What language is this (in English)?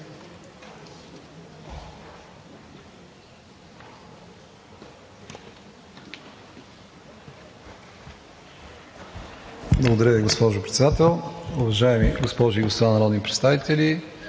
Bulgarian